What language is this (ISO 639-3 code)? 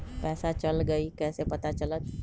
mag